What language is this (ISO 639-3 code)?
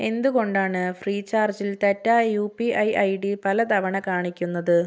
mal